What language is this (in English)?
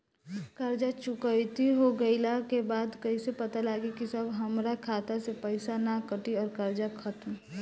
Bhojpuri